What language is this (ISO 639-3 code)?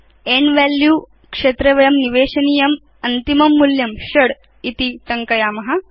san